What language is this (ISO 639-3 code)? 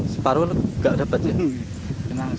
ind